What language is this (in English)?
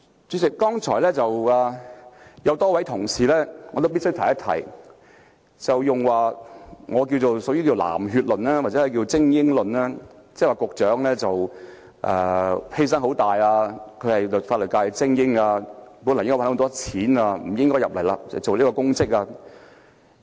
Cantonese